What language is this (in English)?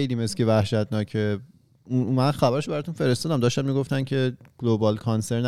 Persian